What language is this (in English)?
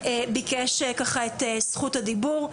Hebrew